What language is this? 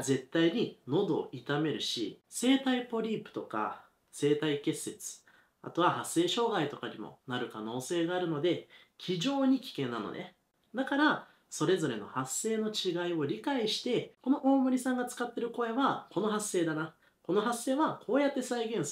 Japanese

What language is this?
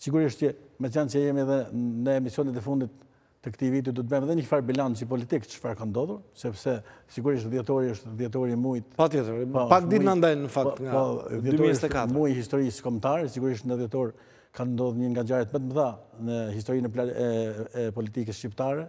Romanian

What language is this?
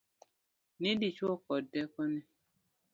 Luo (Kenya and Tanzania)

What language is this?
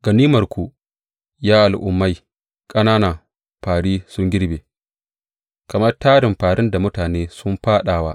Hausa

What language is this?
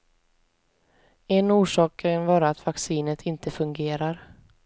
Swedish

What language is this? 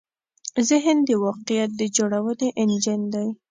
Pashto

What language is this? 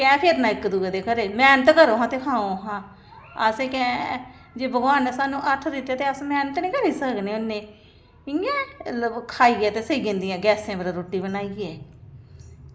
Dogri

